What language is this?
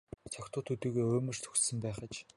Mongolian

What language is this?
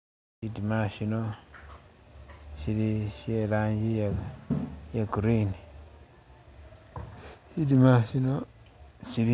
Masaaba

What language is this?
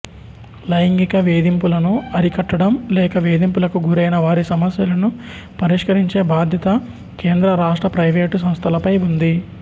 Telugu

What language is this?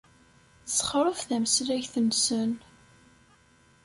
Kabyle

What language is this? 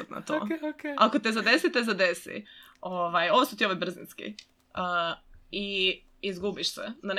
Croatian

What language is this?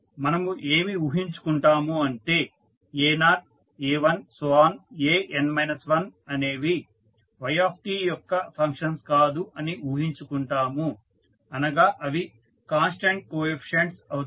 Telugu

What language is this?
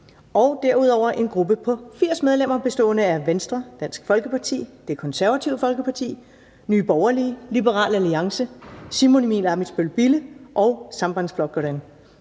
Danish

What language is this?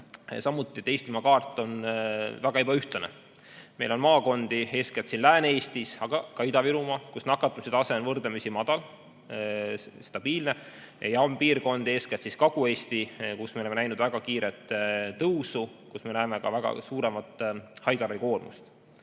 Estonian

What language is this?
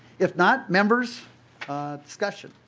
English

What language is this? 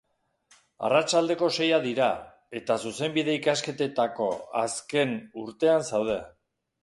Basque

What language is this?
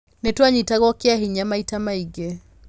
Kikuyu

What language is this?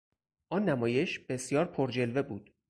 Persian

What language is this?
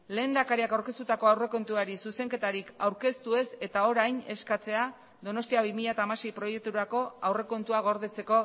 Basque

